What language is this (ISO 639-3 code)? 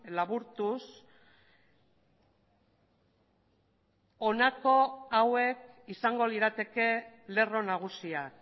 eus